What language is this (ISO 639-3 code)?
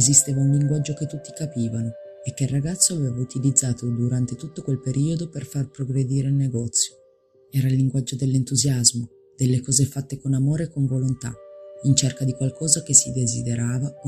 ita